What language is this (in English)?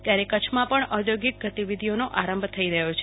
Gujarati